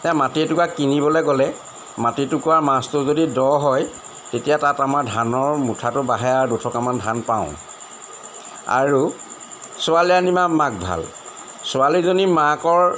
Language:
Assamese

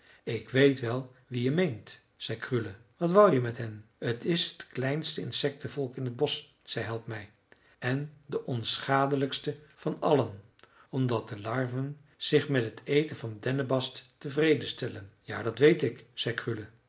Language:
Dutch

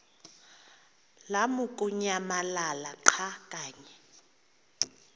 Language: Xhosa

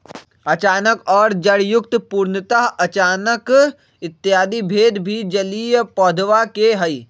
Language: Magahi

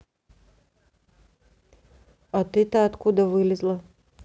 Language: Russian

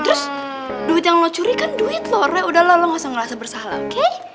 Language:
Indonesian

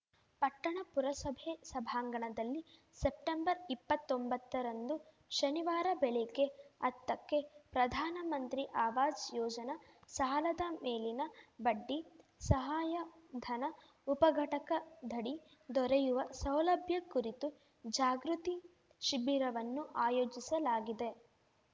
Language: Kannada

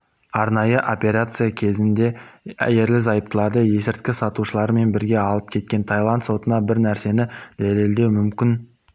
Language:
Kazakh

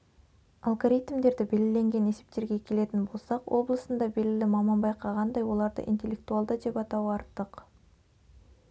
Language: Kazakh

